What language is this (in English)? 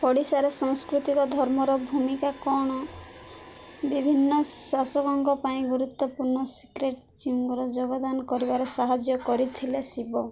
Odia